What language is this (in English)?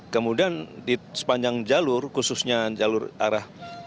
Indonesian